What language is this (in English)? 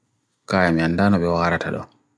Bagirmi Fulfulde